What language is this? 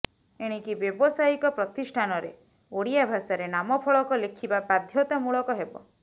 Odia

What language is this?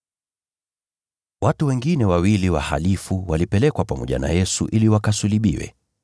Swahili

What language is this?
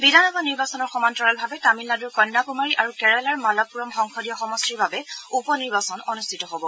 Assamese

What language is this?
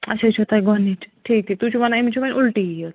Kashmiri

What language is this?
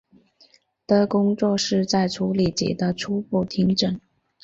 Chinese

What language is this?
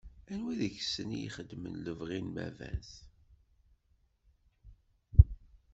Kabyle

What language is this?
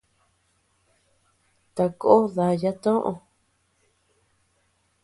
Tepeuxila Cuicatec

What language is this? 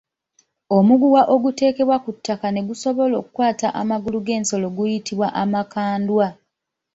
Ganda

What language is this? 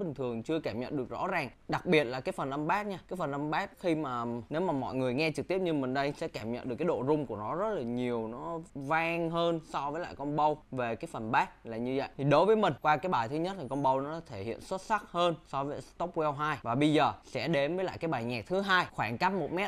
Vietnamese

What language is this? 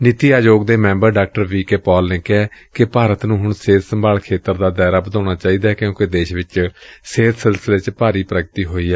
Punjabi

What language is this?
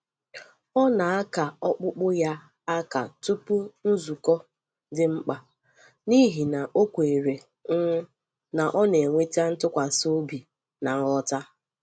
Igbo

